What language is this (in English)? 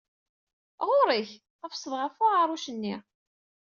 Kabyle